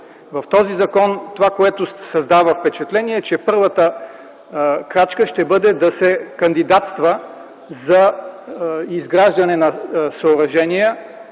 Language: Bulgarian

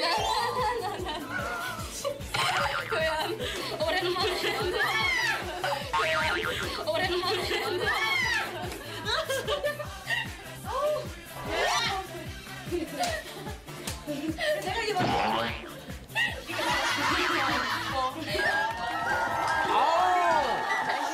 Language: Korean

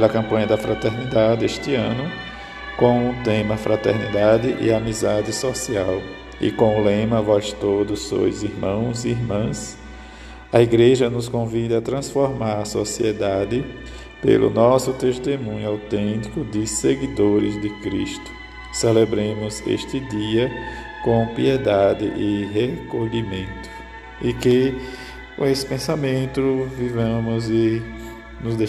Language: Portuguese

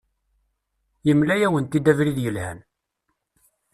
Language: Kabyle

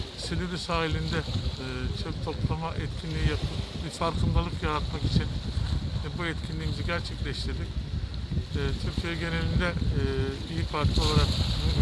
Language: Turkish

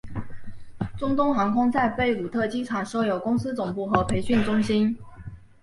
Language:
Chinese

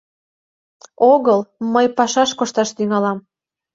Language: Mari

